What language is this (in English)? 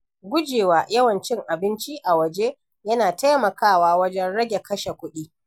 Hausa